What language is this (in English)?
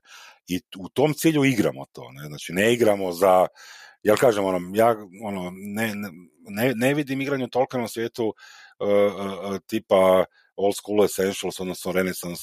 Croatian